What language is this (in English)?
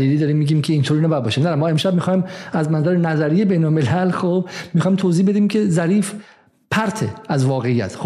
Persian